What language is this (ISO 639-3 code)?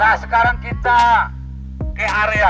ind